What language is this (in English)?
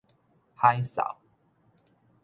Min Nan Chinese